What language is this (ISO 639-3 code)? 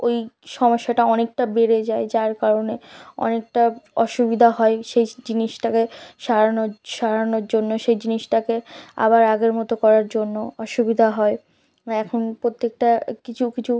ben